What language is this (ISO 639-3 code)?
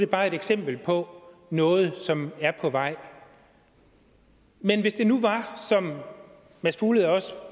dan